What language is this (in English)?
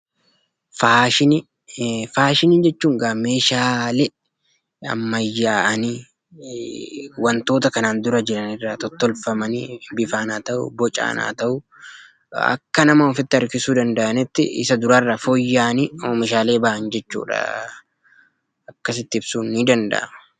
Oromo